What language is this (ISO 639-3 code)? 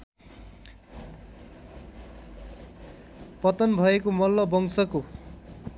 nep